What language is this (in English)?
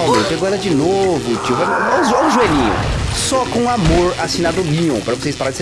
Portuguese